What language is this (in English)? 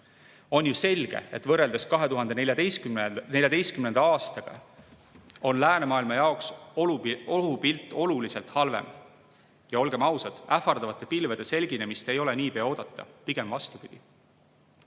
Estonian